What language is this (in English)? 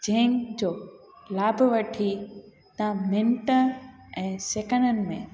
Sindhi